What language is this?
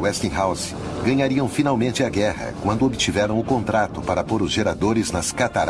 Portuguese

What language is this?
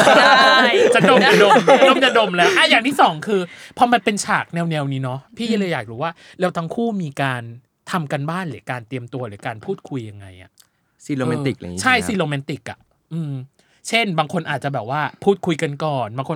Thai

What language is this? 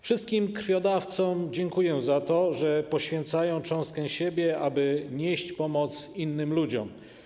Polish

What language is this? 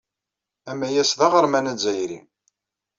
Kabyle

